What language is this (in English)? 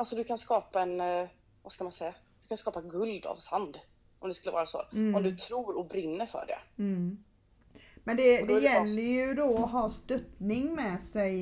Swedish